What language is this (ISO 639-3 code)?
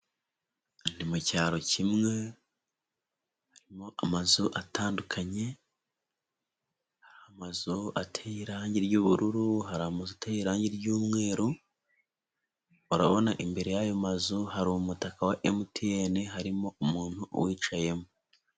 kin